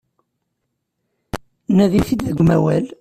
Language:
Kabyle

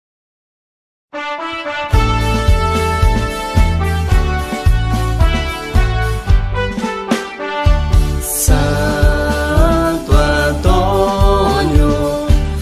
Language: Indonesian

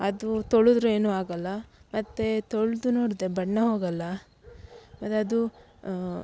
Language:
Kannada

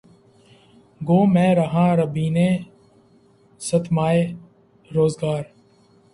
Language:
Urdu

